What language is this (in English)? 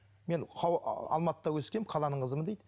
Kazakh